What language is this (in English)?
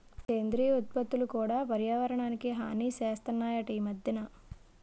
Telugu